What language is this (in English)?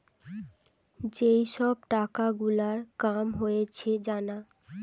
Bangla